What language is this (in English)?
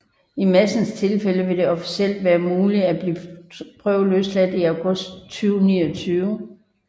Danish